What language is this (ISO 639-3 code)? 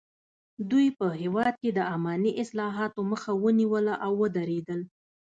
pus